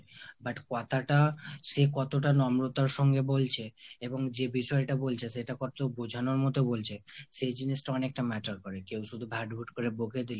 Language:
Bangla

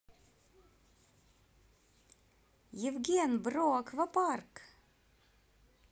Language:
Russian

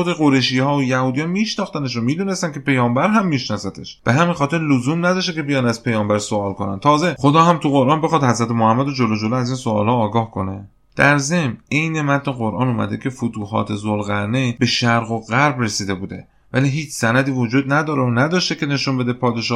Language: Persian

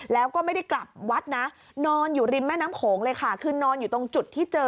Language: Thai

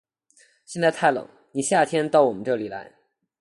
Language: Chinese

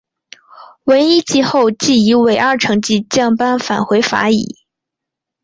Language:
Chinese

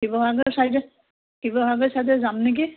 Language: Assamese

